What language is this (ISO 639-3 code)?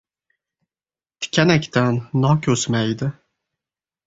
uzb